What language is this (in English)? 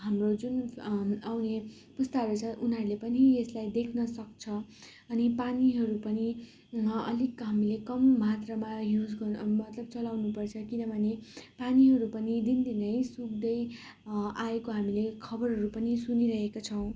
Nepali